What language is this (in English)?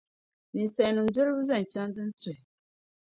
Dagbani